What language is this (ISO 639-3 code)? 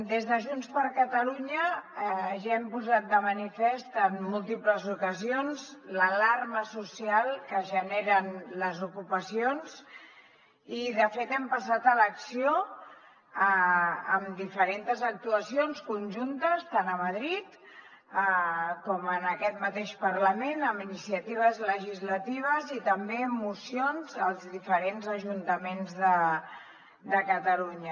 cat